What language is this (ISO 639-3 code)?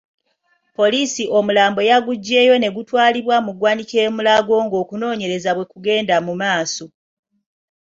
lug